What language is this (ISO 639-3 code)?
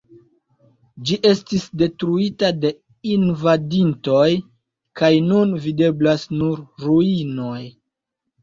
epo